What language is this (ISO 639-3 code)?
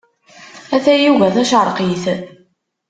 kab